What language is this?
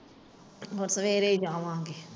Punjabi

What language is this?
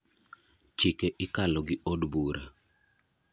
Luo (Kenya and Tanzania)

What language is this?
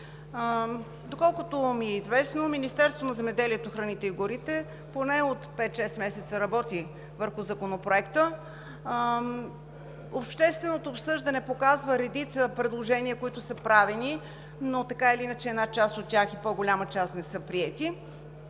Bulgarian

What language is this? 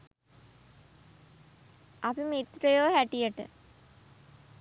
Sinhala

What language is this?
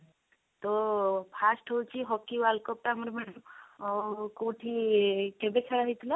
Odia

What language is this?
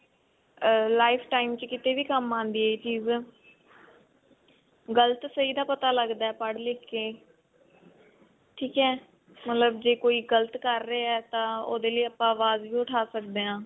Punjabi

